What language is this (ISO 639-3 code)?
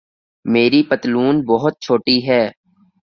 urd